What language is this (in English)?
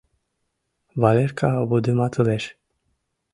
Mari